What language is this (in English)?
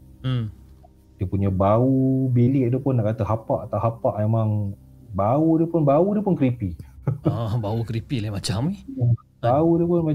Malay